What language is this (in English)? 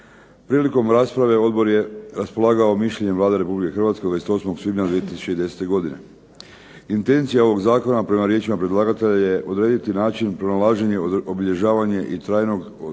Croatian